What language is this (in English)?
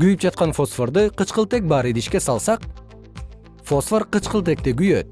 Kyrgyz